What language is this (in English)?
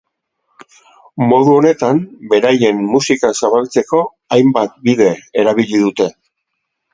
Basque